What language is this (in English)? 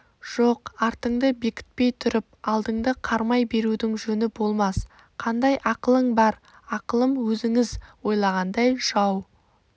Kazakh